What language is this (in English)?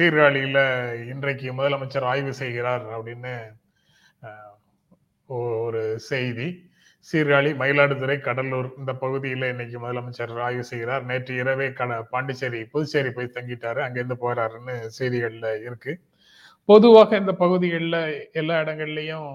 Tamil